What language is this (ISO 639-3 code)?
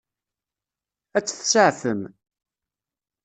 kab